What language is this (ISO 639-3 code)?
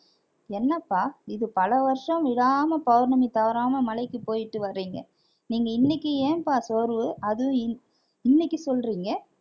tam